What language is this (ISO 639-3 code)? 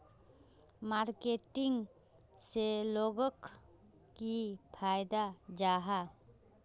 mag